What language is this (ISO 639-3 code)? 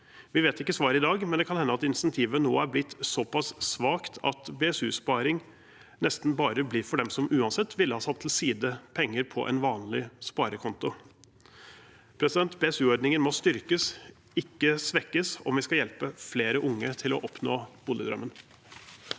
nor